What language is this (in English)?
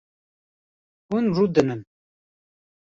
Kurdish